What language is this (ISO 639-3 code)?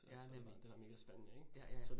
dan